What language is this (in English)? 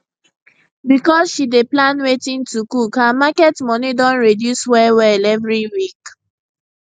Nigerian Pidgin